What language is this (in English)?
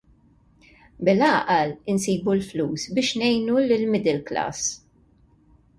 Maltese